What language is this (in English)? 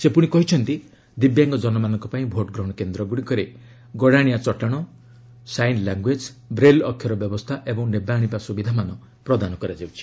Odia